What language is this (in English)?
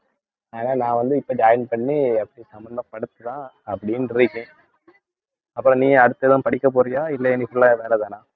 Tamil